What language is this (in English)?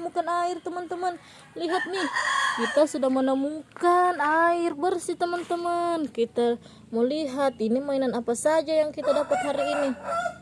Indonesian